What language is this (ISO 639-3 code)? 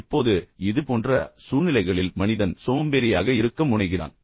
tam